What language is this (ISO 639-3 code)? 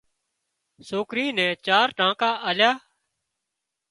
kxp